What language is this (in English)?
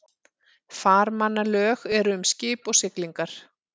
Icelandic